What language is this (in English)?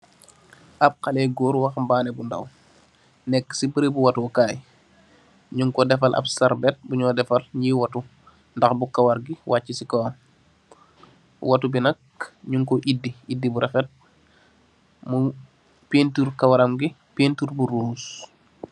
Wolof